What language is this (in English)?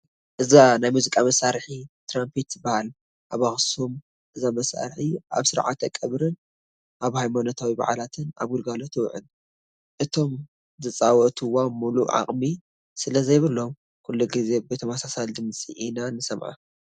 Tigrinya